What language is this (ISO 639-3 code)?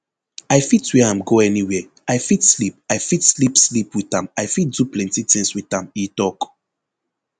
pcm